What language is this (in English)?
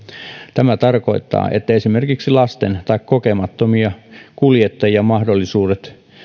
Finnish